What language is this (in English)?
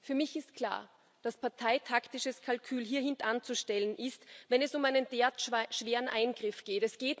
German